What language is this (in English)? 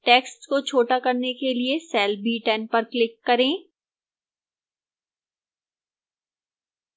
Hindi